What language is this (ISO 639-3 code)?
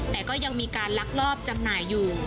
tha